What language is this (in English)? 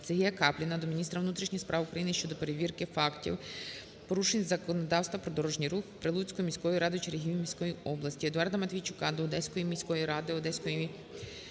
Ukrainian